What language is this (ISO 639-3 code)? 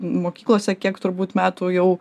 lit